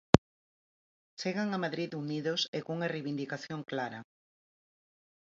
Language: Galician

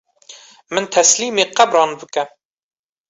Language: Kurdish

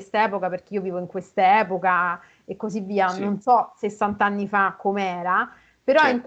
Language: Italian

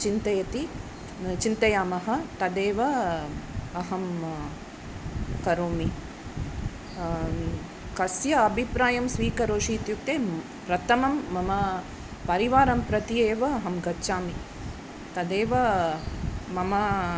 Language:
Sanskrit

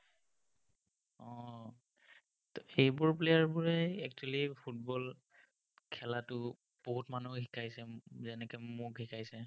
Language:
Assamese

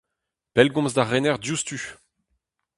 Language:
Breton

